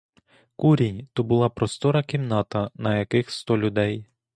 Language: Ukrainian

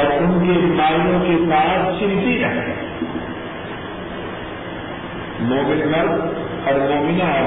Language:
Urdu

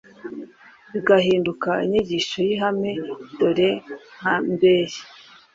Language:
Kinyarwanda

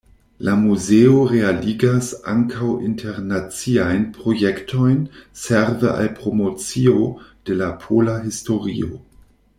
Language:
Esperanto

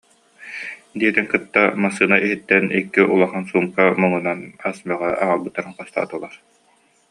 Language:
Yakut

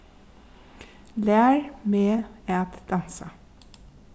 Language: Faroese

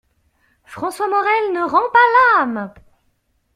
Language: French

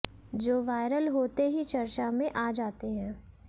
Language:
Hindi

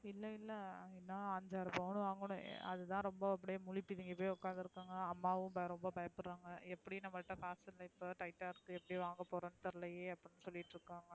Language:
Tamil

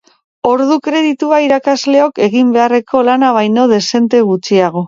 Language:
Basque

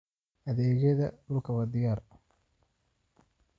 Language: Somali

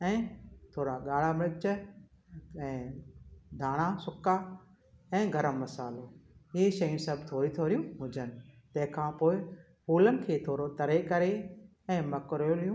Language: Sindhi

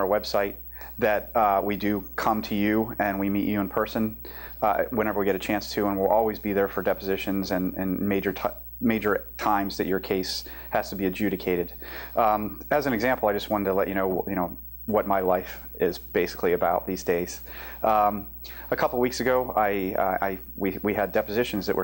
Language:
English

